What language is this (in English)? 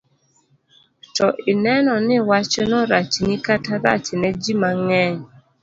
Luo (Kenya and Tanzania)